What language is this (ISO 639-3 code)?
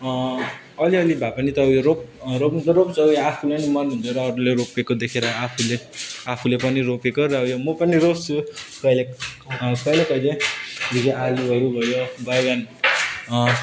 nep